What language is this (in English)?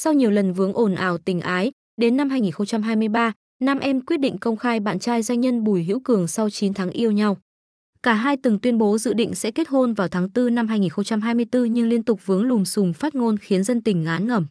Vietnamese